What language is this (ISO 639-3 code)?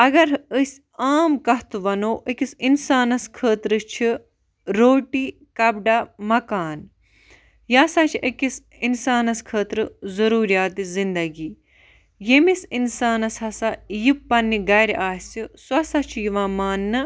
kas